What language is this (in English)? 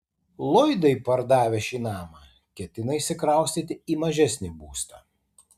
Lithuanian